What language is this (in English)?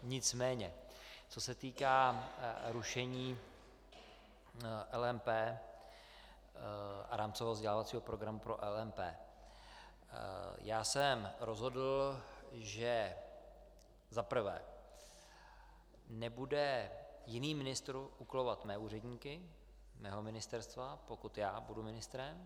Czech